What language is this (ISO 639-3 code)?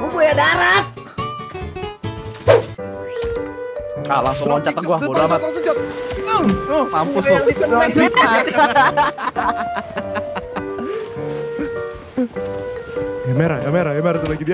ind